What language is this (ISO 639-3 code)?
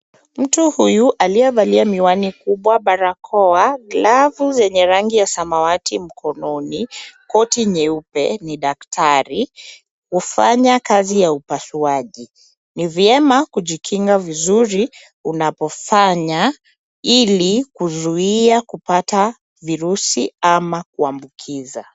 swa